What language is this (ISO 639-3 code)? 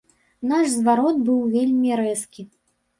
bel